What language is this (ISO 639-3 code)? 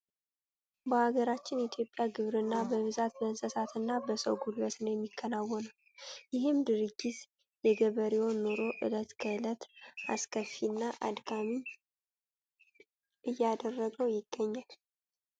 amh